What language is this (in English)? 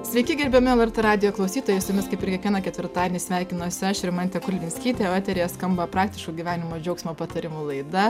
Lithuanian